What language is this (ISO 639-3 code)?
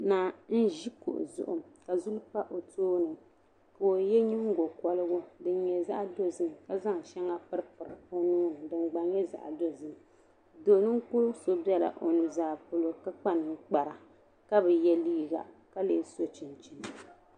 dag